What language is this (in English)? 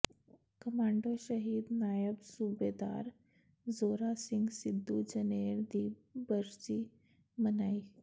Punjabi